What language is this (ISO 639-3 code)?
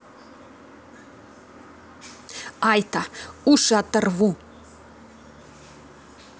rus